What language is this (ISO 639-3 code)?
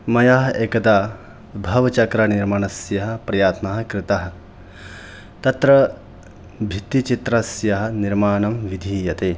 san